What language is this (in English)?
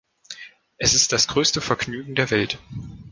German